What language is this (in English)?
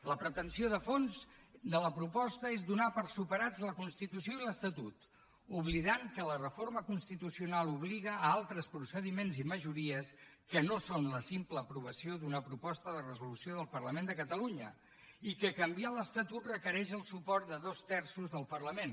Catalan